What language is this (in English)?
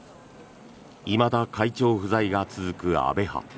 Japanese